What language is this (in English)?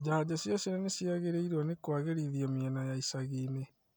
Kikuyu